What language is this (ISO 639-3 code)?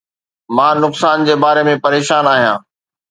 snd